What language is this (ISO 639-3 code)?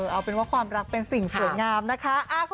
tha